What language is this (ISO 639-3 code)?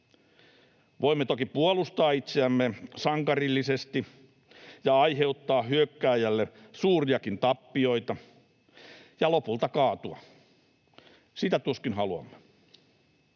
fin